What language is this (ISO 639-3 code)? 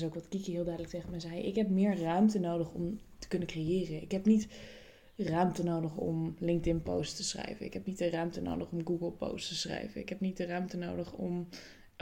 nld